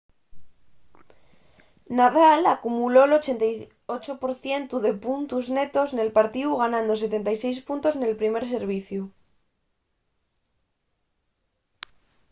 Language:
Asturian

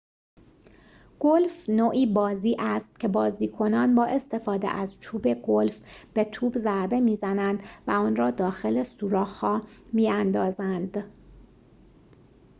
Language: Persian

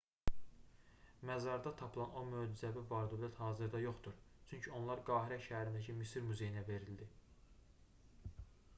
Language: Azerbaijani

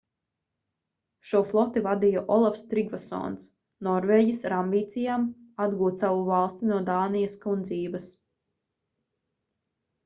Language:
Latvian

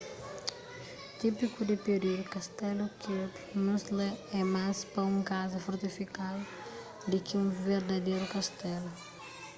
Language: Kabuverdianu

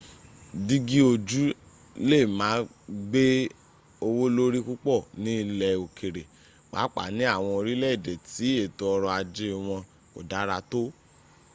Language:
Yoruba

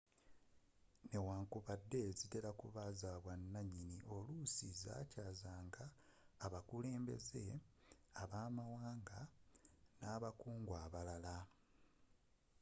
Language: Ganda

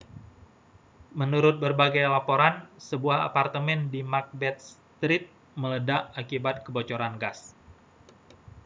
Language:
Indonesian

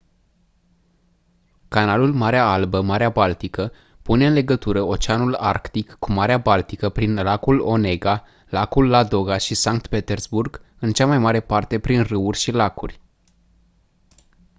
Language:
Romanian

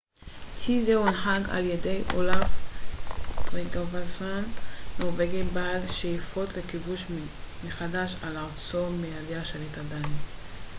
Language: Hebrew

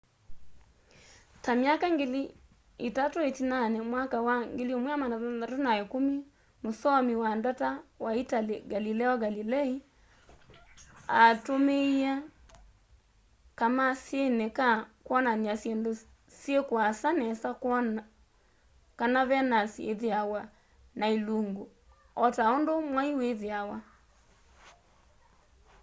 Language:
Kamba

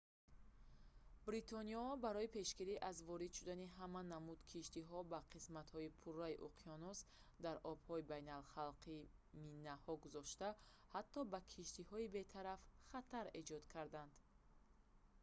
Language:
Tajik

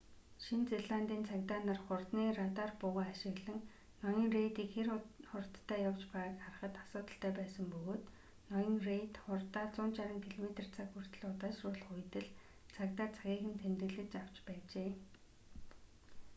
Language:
Mongolian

